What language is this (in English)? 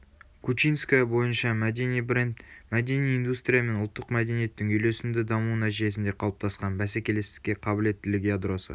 Kazakh